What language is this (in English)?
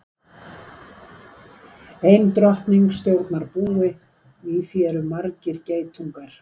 Icelandic